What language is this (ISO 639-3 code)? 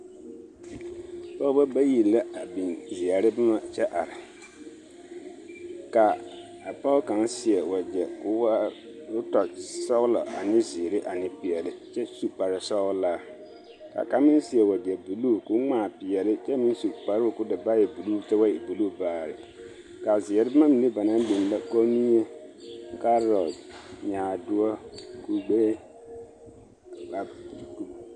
dga